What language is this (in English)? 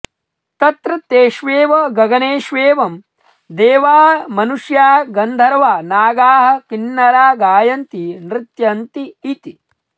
Sanskrit